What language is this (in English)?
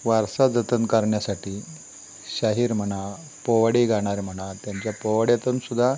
Marathi